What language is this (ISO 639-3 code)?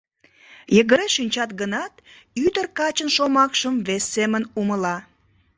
chm